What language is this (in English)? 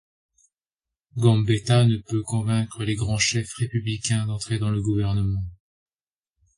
French